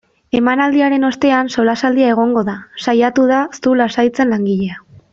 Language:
Basque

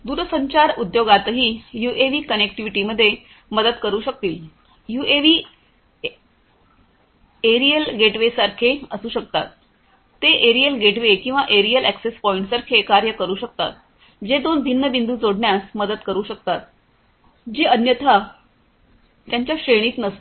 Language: Marathi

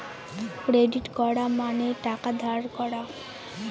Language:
Bangla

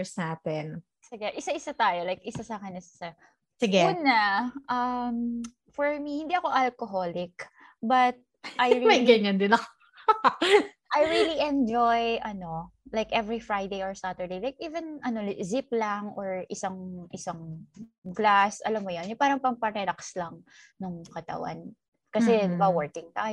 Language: Filipino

